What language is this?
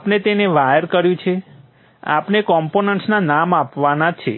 Gujarati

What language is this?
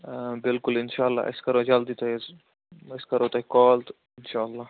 Kashmiri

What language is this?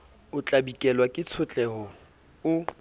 Southern Sotho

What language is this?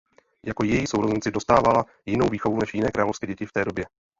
Czech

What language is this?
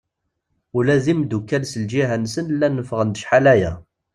Kabyle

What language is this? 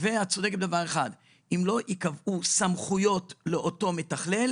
Hebrew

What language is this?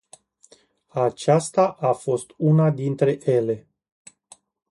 Romanian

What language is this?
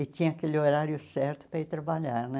Portuguese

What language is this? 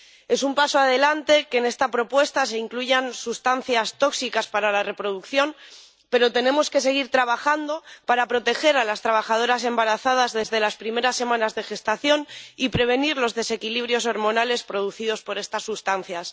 Spanish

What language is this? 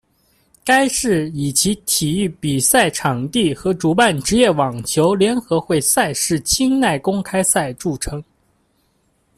Chinese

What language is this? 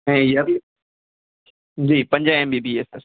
Sindhi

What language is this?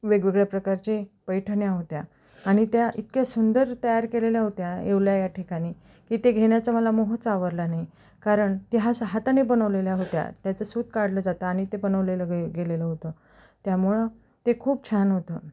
Marathi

